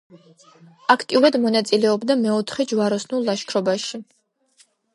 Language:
Georgian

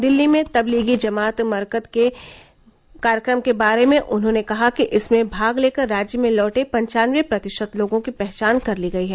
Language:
Hindi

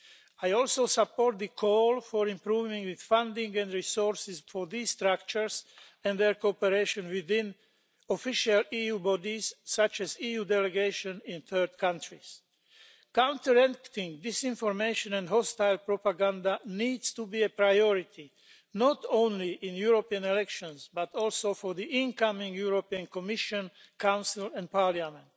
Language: English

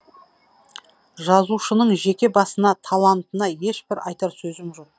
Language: Kazakh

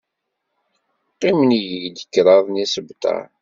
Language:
Kabyle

